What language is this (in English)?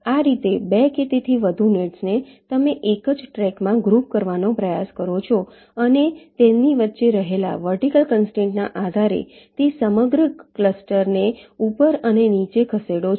Gujarati